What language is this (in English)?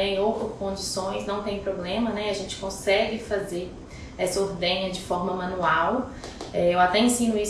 Portuguese